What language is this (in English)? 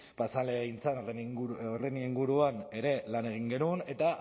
Basque